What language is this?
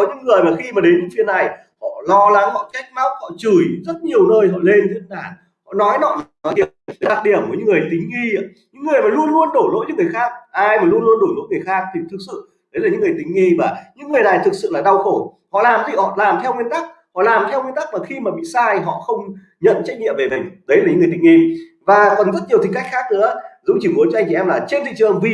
Vietnamese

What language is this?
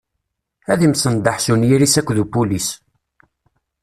Kabyle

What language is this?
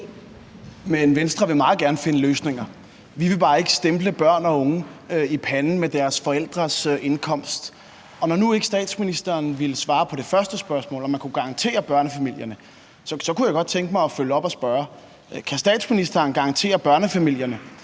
Danish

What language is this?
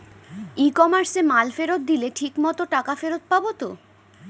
Bangla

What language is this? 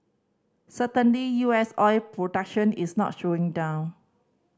English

